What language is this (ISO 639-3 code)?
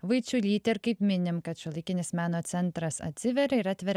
lit